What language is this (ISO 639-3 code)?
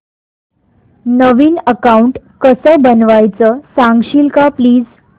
mar